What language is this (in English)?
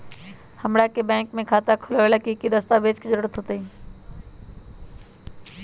Magahi